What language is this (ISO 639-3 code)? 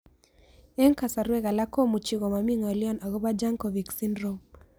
kln